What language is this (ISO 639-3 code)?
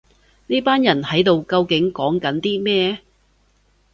yue